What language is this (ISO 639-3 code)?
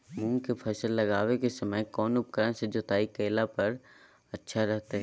mag